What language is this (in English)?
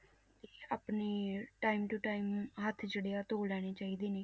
Punjabi